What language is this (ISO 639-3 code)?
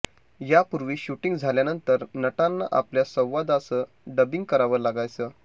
mar